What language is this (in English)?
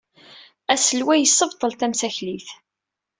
Kabyle